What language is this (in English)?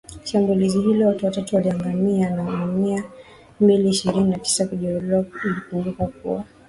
Swahili